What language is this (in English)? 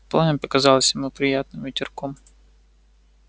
Russian